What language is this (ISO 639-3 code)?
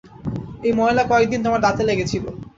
ben